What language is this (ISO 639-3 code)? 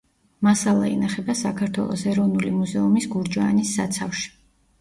kat